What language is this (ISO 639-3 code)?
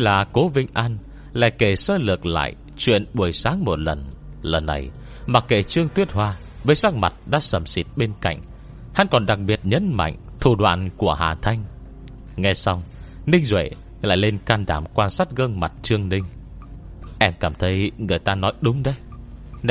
vie